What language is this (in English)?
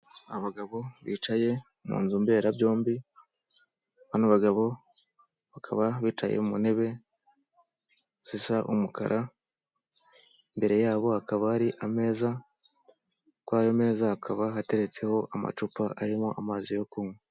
Kinyarwanda